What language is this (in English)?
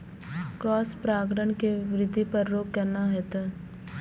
Maithili